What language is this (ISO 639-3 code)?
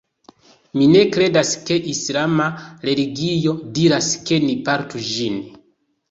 epo